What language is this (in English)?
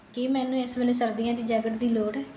Punjabi